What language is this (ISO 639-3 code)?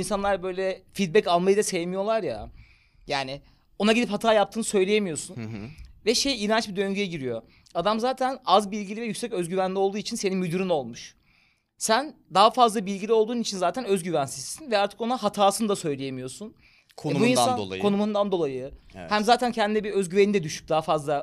tur